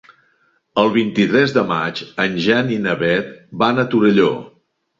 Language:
Catalan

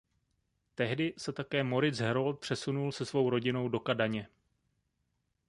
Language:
Czech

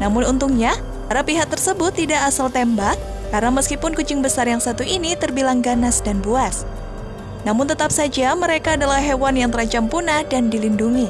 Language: Indonesian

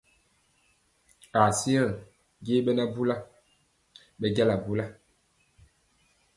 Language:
Mpiemo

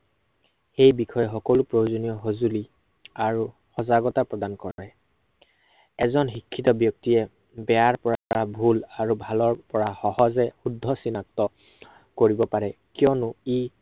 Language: Assamese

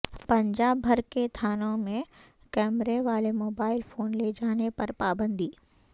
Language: Urdu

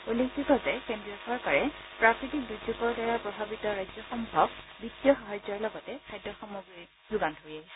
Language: Assamese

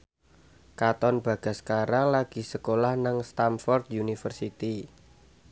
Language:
Javanese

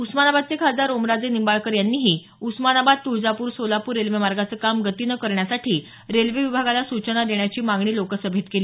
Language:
Marathi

